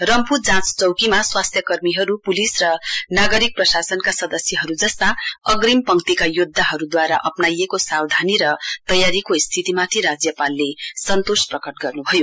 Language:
Nepali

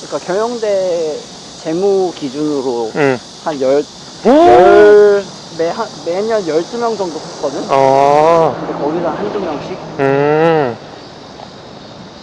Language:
Korean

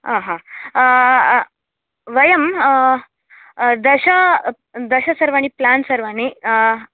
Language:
Sanskrit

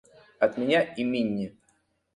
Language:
Russian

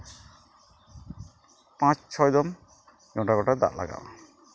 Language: Santali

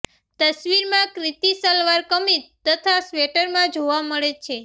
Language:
Gujarati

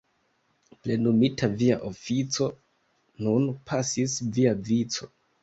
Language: Esperanto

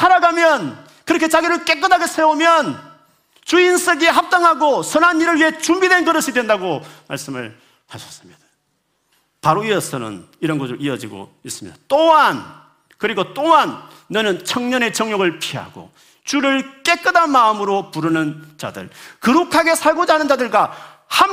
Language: Korean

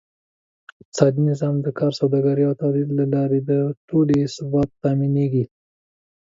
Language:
Pashto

